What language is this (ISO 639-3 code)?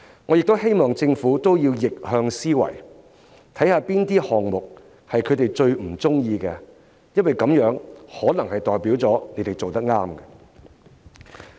yue